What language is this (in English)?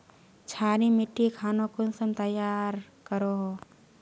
Magahi